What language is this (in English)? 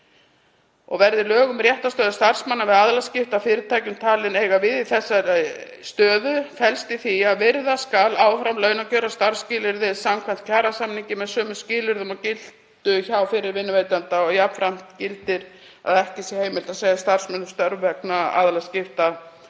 Icelandic